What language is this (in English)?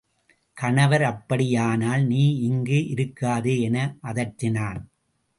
Tamil